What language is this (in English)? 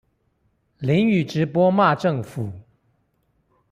Chinese